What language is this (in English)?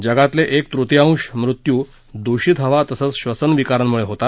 Marathi